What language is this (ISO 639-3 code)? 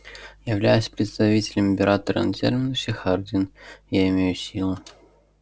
rus